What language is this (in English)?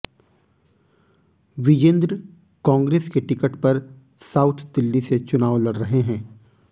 Hindi